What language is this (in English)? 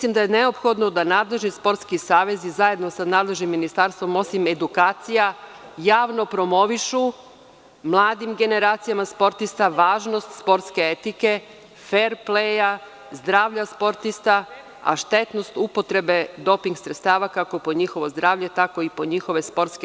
Serbian